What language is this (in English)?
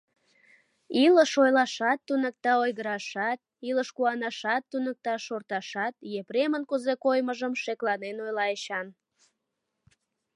Mari